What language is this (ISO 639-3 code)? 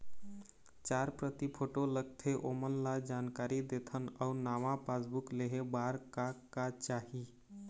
hne